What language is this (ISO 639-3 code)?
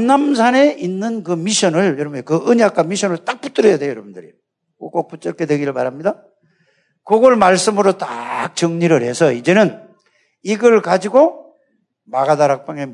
kor